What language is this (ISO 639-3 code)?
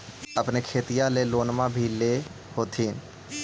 mag